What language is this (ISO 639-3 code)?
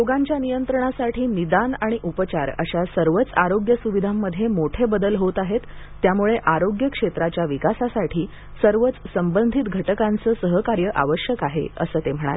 mar